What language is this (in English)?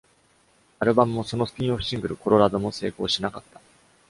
Japanese